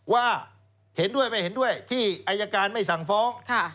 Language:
Thai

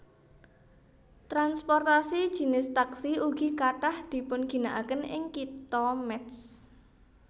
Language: Javanese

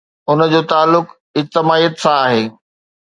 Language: Sindhi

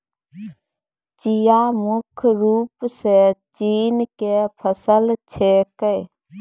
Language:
Maithili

